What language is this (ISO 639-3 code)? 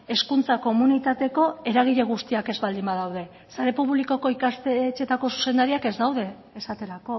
eus